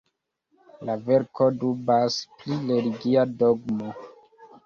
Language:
Esperanto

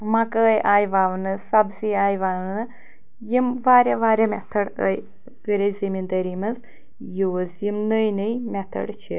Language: Kashmiri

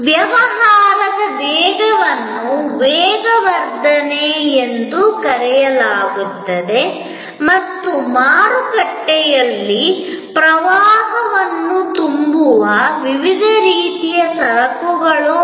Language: Kannada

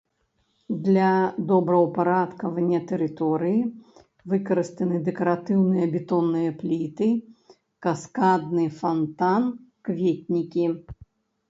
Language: Belarusian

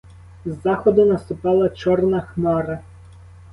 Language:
Ukrainian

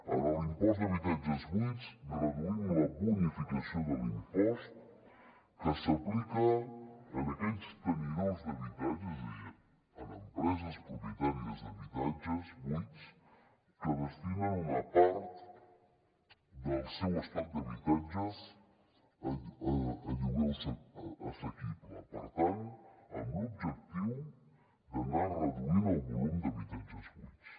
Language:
Catalan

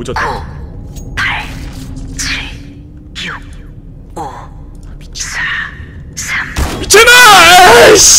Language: Korean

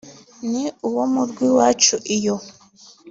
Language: Kinyarwanda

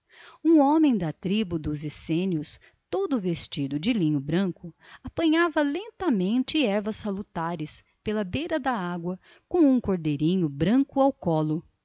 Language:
Portuguese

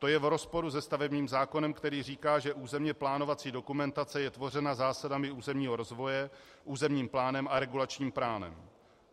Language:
Czech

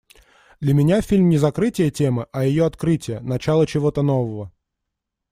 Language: Russian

